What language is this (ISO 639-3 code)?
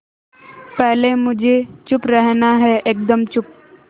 hin